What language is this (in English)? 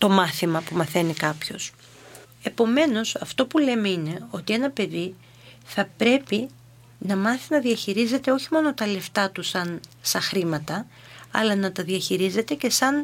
Greek